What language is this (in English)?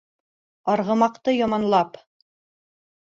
Bashkir